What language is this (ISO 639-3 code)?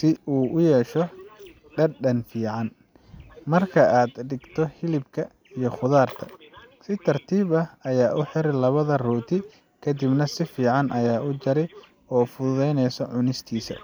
som